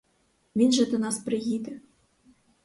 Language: Ukrainian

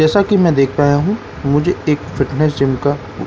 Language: Hindi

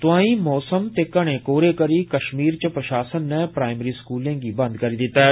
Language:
Dogri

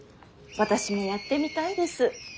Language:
Japanese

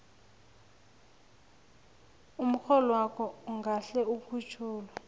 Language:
South Ndebele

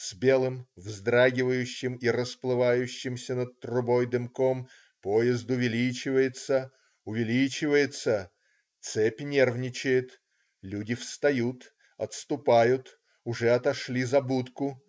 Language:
Russian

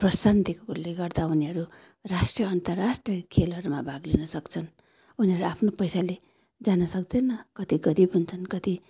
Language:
Nepali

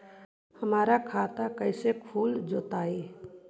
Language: Magahi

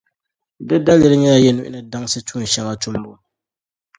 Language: Dagbani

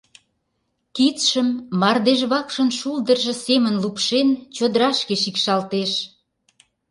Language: Mari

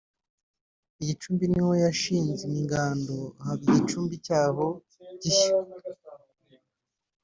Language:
Kinyarwanda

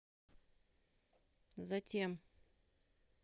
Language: Russian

